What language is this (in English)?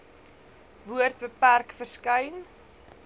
Afrikaans